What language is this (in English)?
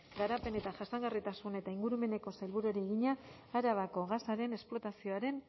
Basque